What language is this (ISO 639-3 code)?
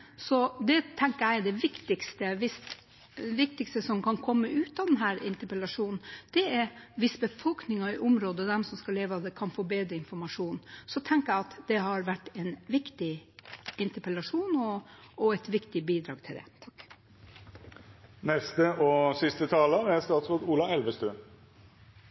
nob